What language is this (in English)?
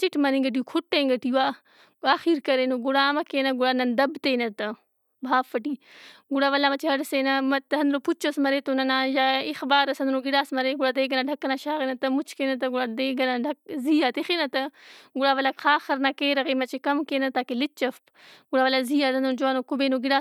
Brahui